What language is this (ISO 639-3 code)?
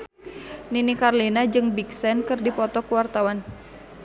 sun